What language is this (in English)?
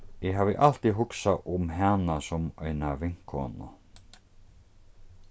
Faroese